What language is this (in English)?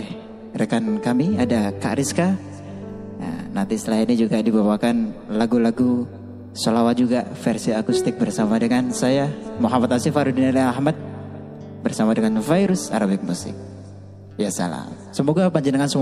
Arabic